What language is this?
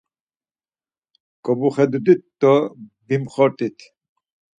Laz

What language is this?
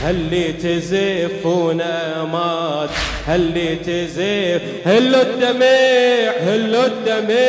Arabic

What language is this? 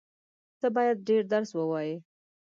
Pashto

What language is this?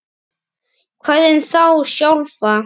Icelandic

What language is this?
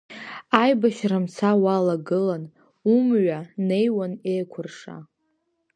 Abkhazian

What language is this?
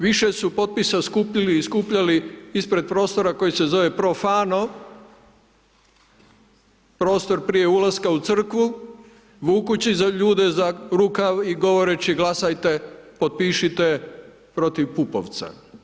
Croatian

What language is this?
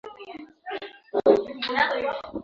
Swahili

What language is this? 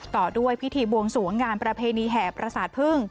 Thai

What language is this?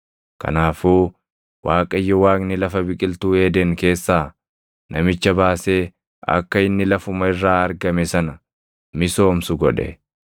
Oromo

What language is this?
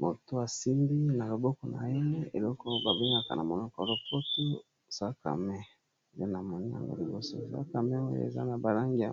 Lingala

